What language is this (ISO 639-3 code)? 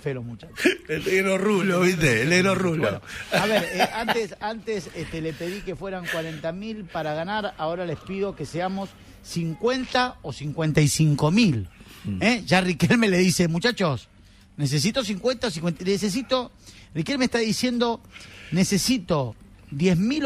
spa